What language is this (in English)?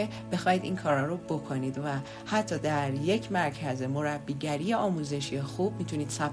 Persian